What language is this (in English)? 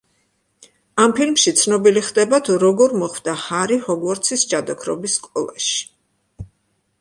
Georgian